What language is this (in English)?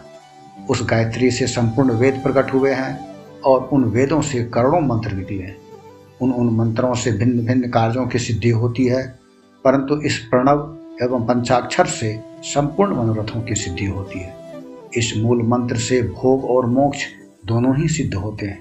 Hindi